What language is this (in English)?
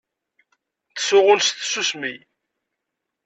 Kabyle